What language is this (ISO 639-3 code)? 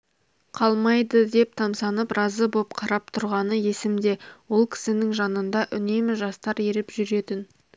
kaz